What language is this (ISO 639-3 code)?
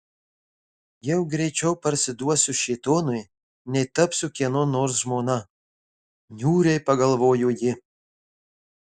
lit